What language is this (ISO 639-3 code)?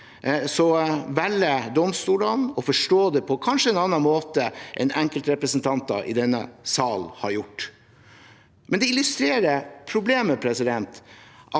nor